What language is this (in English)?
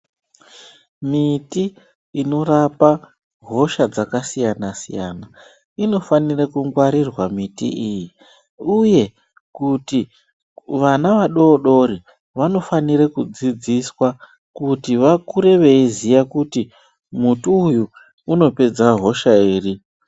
Ndau